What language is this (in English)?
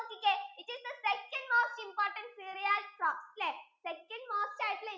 Malayalam